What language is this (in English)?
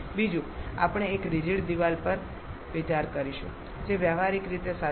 Gujarati